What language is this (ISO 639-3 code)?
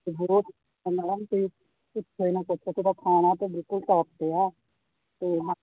pan